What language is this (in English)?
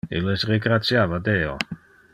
Interlingua